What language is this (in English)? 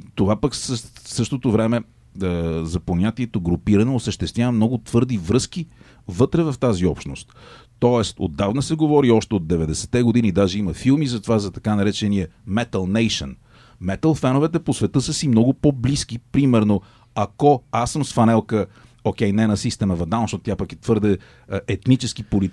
Bulgarian